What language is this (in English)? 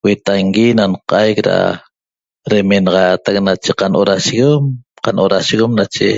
Toba